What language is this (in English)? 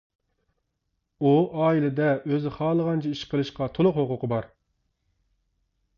Uyghur